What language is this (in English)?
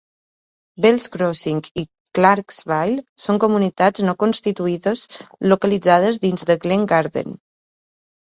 Catalan